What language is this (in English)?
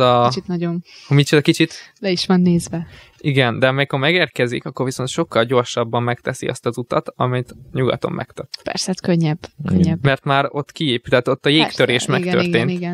Hungarian